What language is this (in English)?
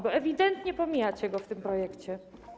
Polish